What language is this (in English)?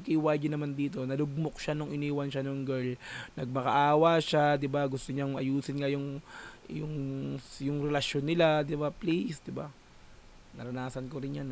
Filipino